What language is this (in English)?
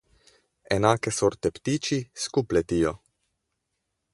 Slovenian